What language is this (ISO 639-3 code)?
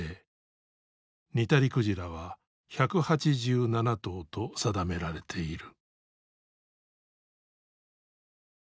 jpn